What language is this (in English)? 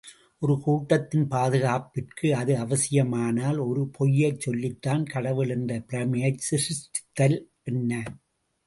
Tamil